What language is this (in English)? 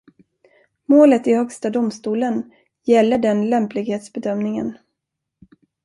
Swedish